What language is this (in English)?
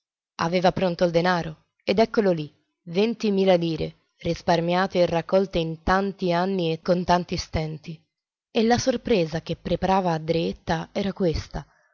Italian